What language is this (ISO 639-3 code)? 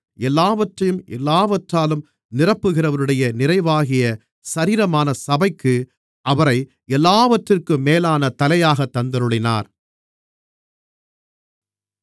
tam